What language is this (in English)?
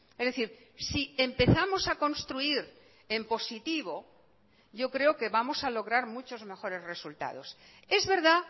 Spanish